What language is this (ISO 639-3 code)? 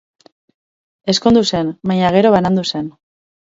eus